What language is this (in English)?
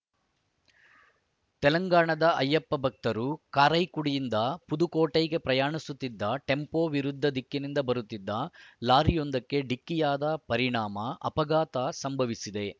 Kannada